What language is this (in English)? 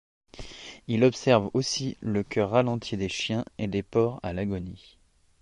French